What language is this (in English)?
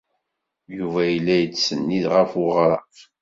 Kabyle